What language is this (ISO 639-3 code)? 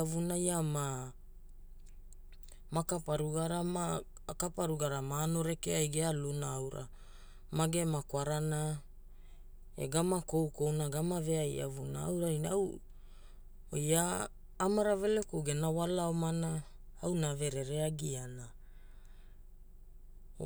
hul